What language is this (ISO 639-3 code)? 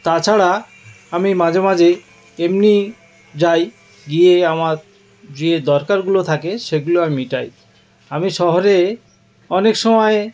ben